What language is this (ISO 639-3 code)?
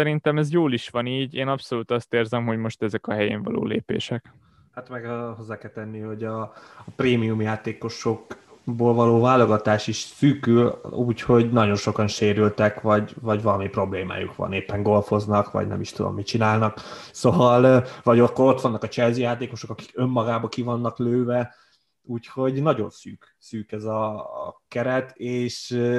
hun